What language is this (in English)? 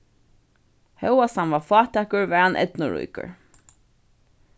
Faroese